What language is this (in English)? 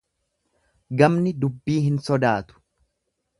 Oromo